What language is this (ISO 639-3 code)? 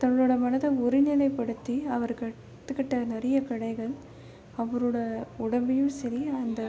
tam